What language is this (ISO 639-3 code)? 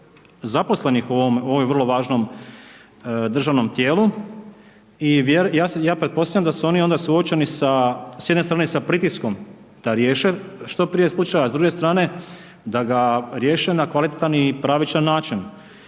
hrv